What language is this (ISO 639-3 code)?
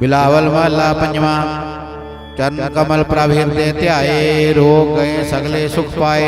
ind